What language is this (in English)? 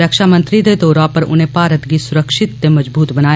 Dogri